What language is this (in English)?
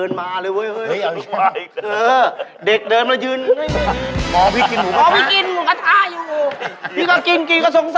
Thai